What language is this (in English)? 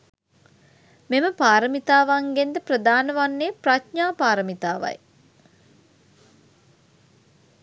Sinhala